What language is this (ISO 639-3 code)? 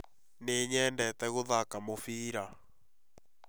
kik